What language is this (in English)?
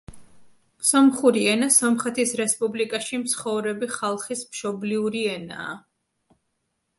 Georgian